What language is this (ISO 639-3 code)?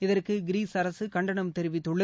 tam